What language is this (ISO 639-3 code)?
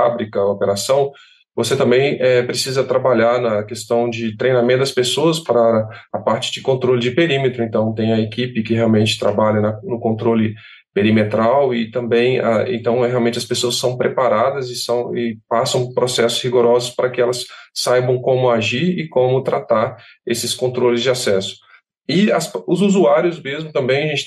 por